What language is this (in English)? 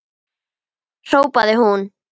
Icelandic